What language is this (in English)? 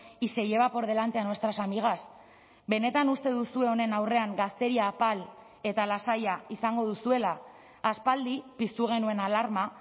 Basque